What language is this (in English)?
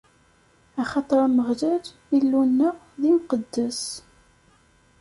Kabyle